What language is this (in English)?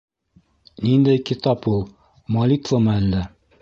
Bashkir